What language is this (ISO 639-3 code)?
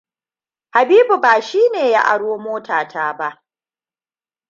hau